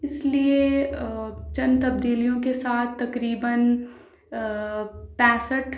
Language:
Urdu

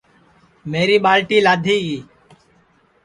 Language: Sansi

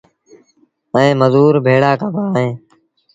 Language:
Sindhi Bhil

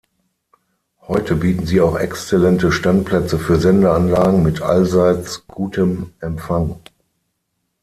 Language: German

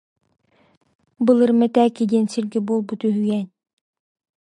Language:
Yakut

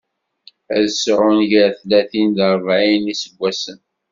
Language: Kabyle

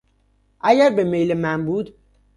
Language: Persian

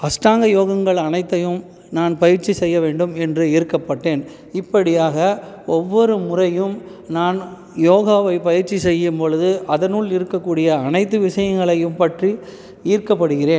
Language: Tamil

